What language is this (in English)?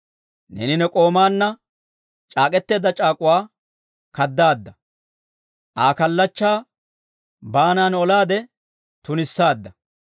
Dawro